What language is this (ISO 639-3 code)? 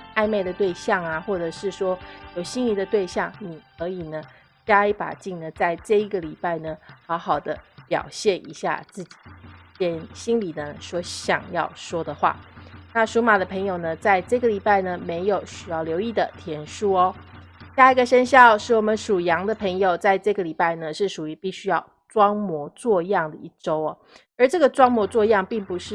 zho